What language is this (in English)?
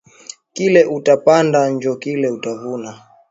Swahili